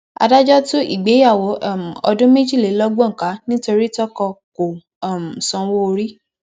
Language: Yoruba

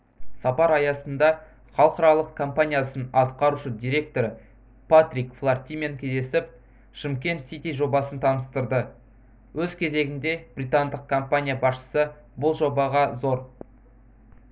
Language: Kazakh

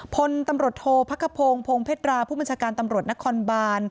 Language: Thai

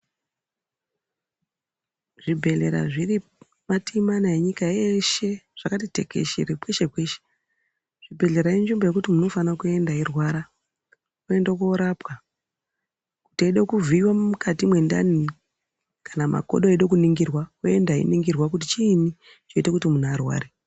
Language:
Ndau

